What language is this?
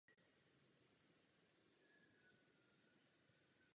Czech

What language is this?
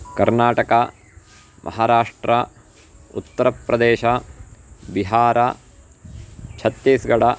Sanskrit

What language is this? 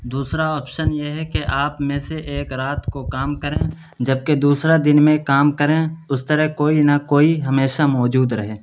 Urdu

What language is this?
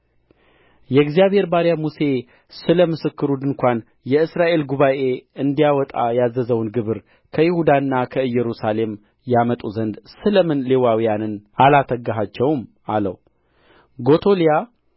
Amharic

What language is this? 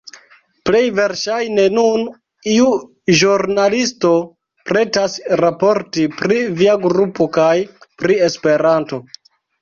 Esperanto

